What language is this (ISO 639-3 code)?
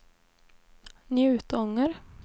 swe